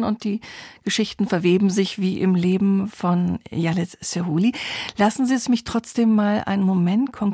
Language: German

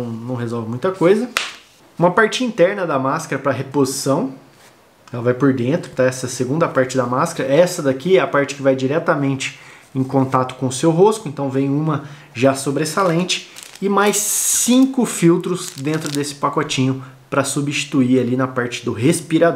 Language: Portuguese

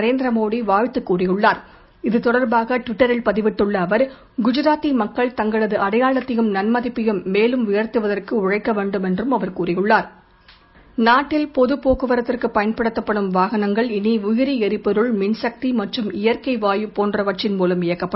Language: Tamil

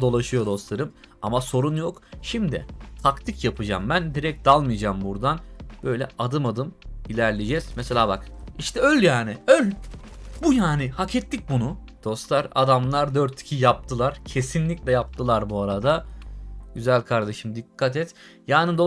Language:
Turkish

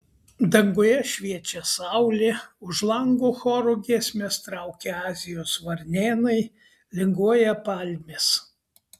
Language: Lithuanian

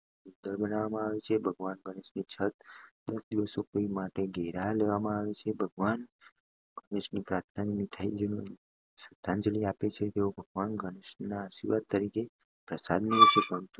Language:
Gujarati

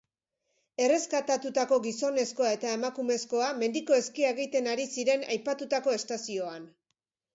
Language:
Basque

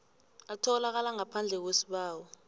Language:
South Ndebele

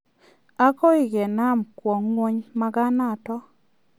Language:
Kalenjin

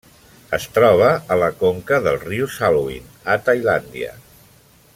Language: Catalan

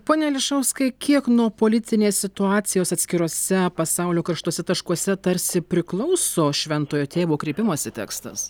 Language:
Lithuanian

